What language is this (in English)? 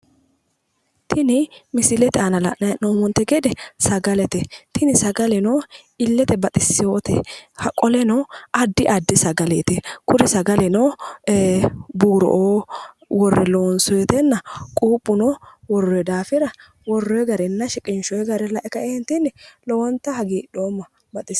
Sidamo